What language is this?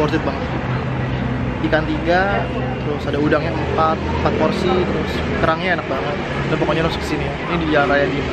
Indonesian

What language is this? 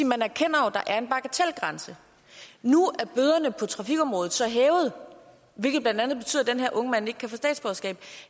Danish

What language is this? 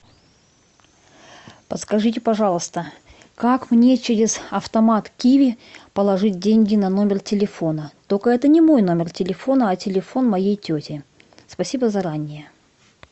Russian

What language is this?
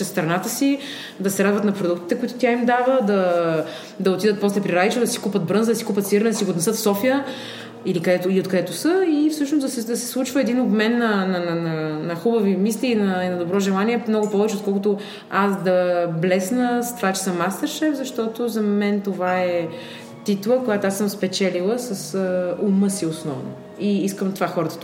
Bulgarian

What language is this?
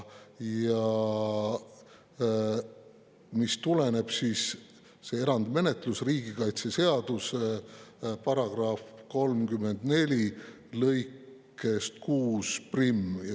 Estonian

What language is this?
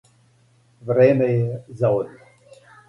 Serbian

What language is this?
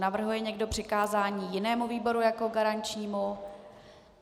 Czech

